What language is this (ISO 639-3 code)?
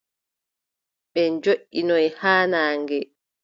fub